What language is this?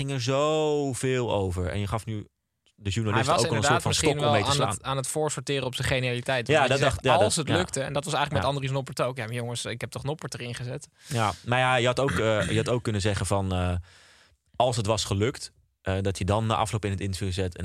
Dutch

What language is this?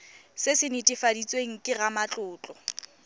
Tswana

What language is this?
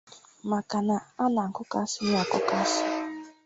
Igbo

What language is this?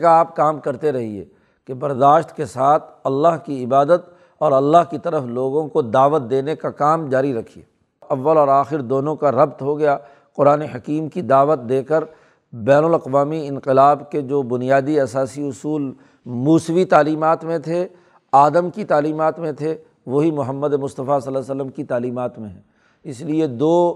Urdu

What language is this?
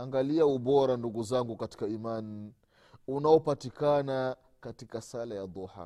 Swahili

